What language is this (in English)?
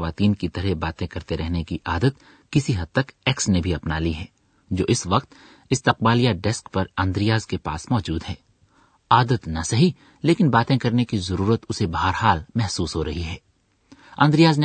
Urdu